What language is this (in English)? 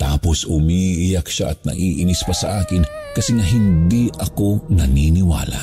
Filipino